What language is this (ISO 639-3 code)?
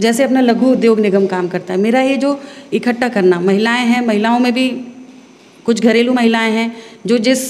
hin